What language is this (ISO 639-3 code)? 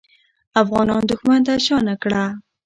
pus